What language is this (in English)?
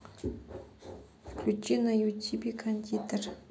Russian